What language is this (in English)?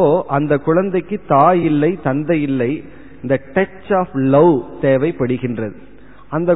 Tamil